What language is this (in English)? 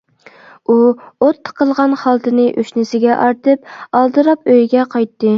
Uyghur